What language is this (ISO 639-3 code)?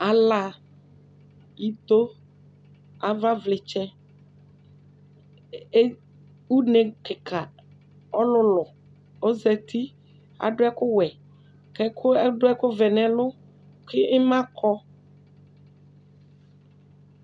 kpo